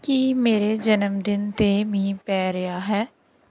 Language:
Punjabi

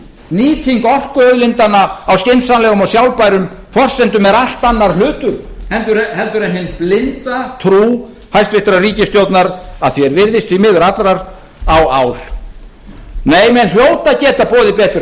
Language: Icelandic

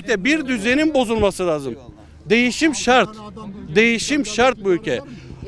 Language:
Turkish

